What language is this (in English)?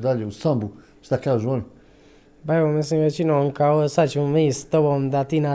Croatian